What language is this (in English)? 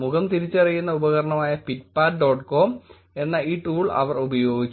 Malayalam